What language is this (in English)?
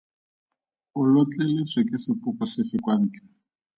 Tswana